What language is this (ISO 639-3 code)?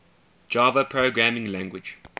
eng